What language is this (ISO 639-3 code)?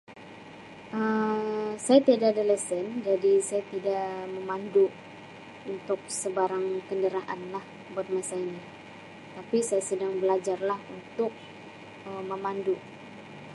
msi